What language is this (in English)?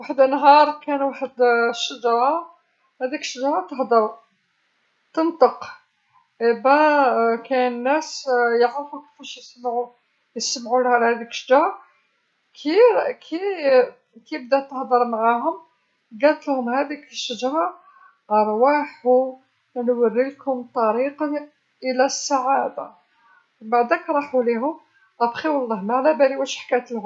Algerian Arabic